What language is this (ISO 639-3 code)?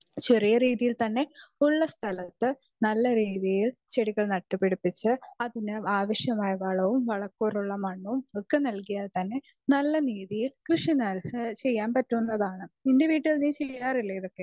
mal